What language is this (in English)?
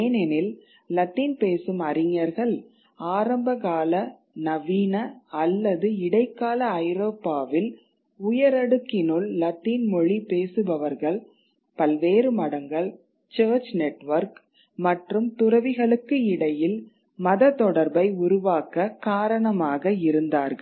Tamil